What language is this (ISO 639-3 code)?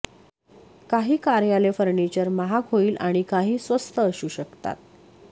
mar